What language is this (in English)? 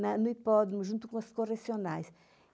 Portuguese